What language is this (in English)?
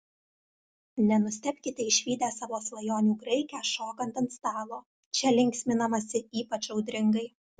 Lithuanian